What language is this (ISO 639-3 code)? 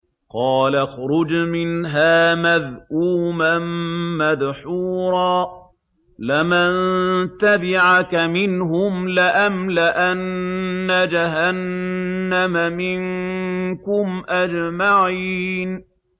ara